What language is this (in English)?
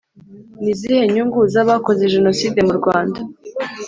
Kinyarwanda